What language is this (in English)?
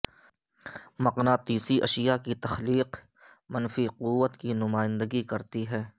Urdu